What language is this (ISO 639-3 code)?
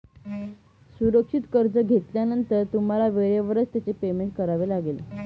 mar